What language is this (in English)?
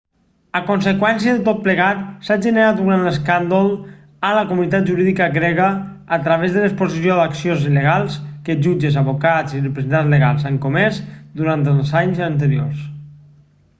Catalan